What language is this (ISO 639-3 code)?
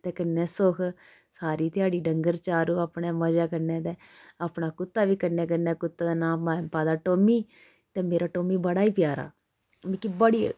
doi